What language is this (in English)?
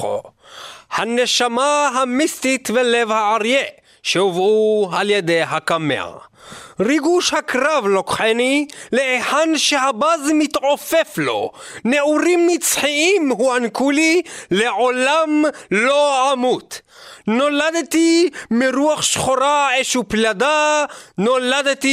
Hebrew